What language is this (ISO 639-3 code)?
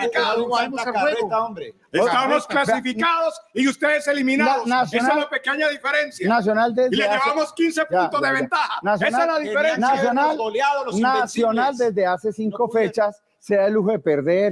spa